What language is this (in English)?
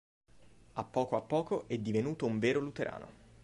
Italian